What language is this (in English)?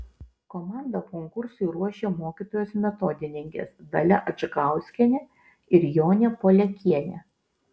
Lithuanian